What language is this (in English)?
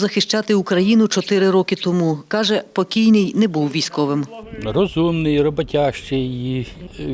Ukrainian